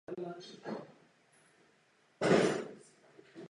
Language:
Czech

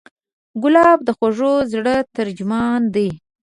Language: Pashto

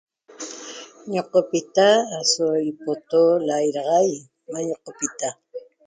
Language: Toba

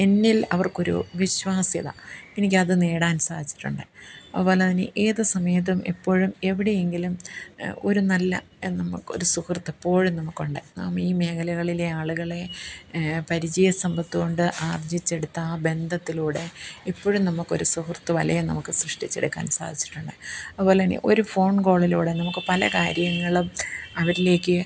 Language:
Malayalam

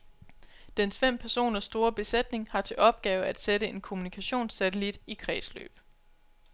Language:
Danish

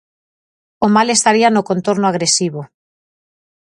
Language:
Galician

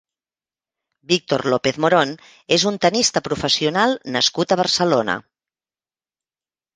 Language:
Catalan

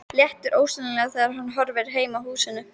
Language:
Icelandic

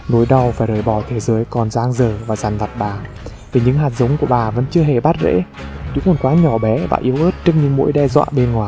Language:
Vietnamese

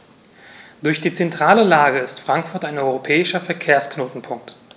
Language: German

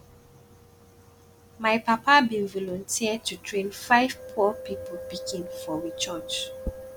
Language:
Nigerian Pidgin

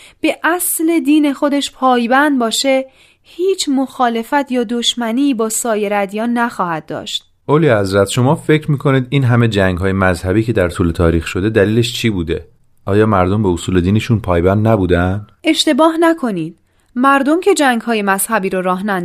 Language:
Persian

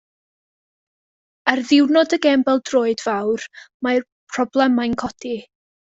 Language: Welsh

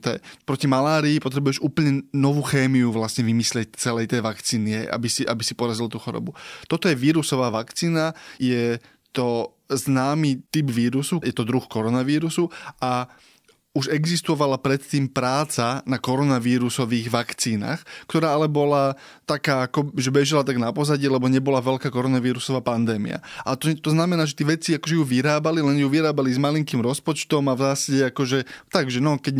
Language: Slovak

